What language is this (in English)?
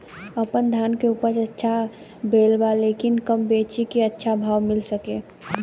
Bhojpuri